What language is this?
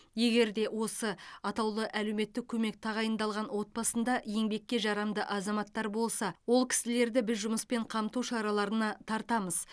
Kazakh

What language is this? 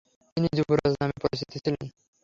Bangla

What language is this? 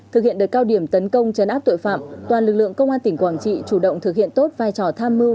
Vietnamese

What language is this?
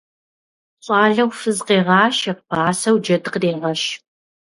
Kabardian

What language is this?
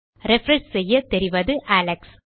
Tamil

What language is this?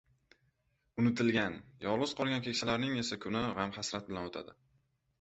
Uzbek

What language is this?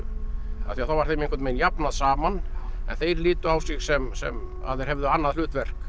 Icelandic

